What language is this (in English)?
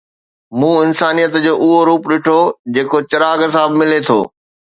Sindhi